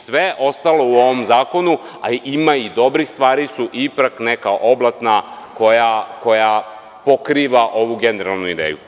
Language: Serbian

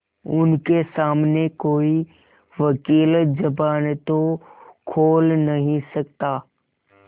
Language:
Hindi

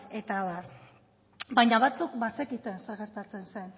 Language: Basque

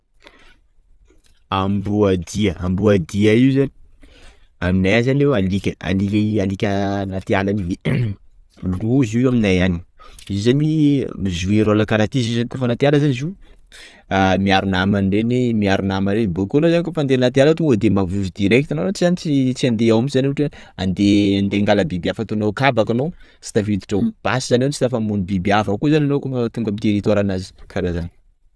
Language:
Sakalava Malagasy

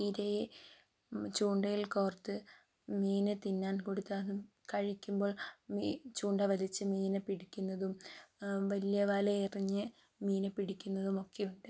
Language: Malayalam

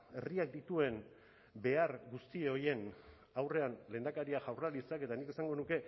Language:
Basque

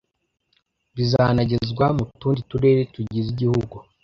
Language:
Kinyarwanda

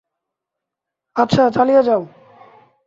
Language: Bangla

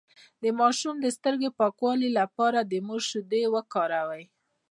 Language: Pashto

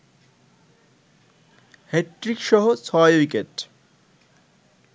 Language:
Bangla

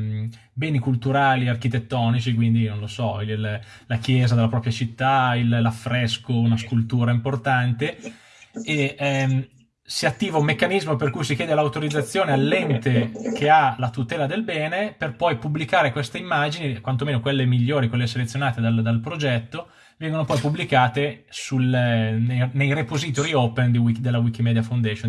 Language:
Italian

